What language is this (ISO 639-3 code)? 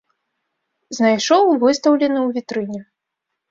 bel